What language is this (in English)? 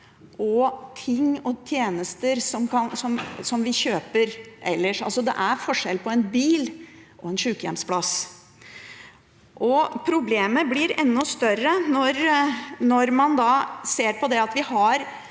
Norwegian